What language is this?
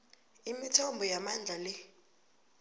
South Ndebele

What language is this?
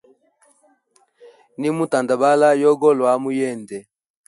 Hemba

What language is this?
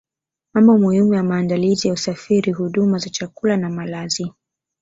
Swahili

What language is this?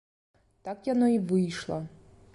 Belarusian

